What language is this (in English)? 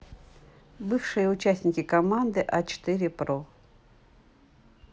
Russian